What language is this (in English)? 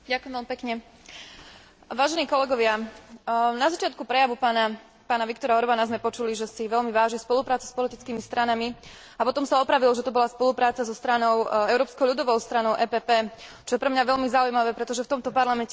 Slovak